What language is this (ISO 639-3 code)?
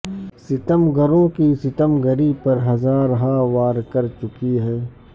urd